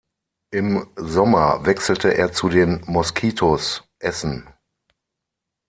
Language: German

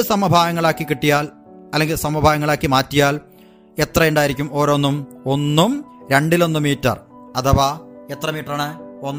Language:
Malayalam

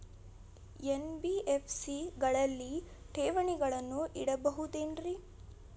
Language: Kannada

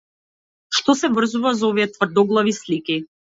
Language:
Macedonian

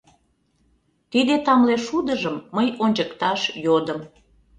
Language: Mari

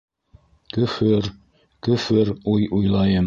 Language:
Bashkir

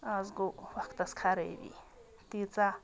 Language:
Kashmiri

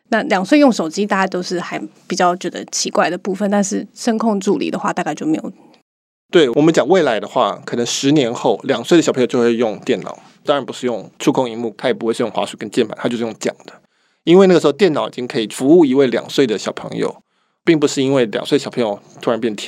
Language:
Chinese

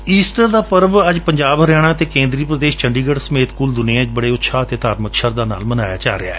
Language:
Punjabi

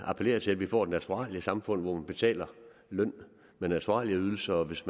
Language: Danish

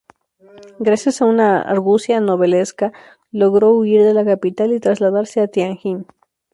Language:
Spanish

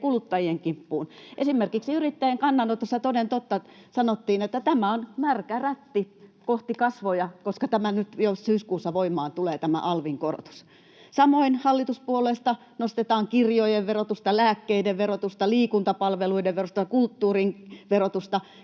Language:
Finnish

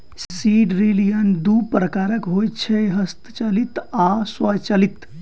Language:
Maithili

